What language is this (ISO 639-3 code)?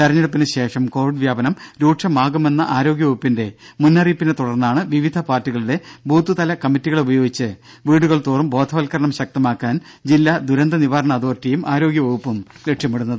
mal